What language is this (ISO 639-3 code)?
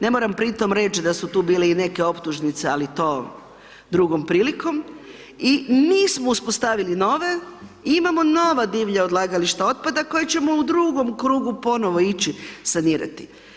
hrv